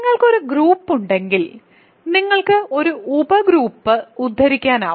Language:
Malayalam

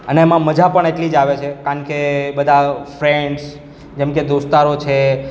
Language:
Gujarati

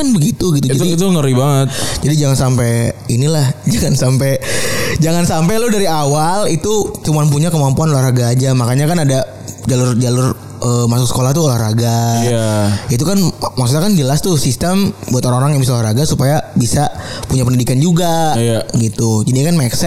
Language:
Indonesian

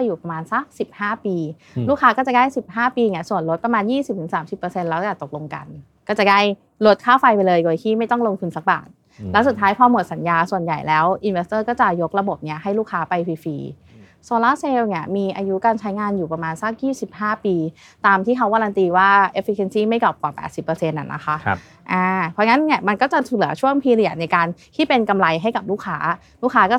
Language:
Thai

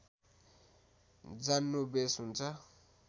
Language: Nepali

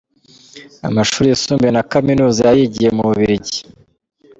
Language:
Kinyarwanda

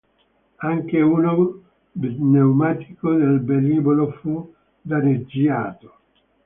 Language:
Italian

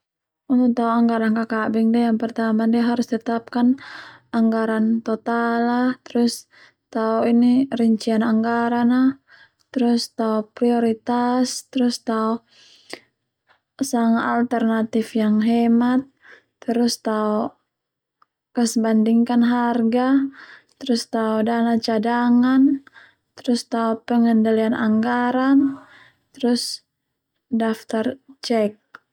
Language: Termanu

